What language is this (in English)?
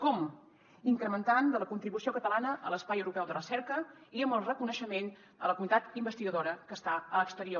Catalan